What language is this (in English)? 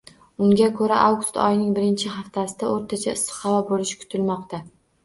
Uzbek